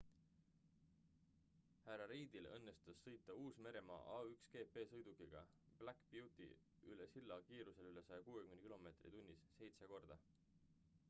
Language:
Estonian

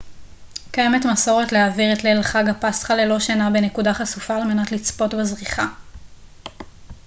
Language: Hebrew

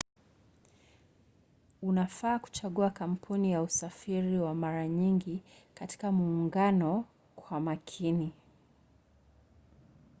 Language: Swahili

